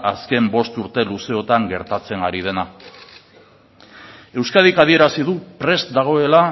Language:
Basque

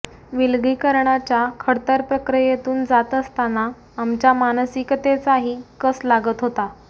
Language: Marathi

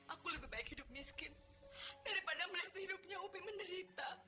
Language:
Indonesian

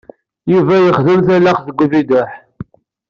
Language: Kabyle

